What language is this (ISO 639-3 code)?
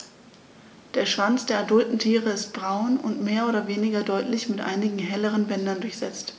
deu